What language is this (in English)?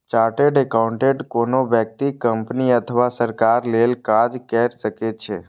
Maithili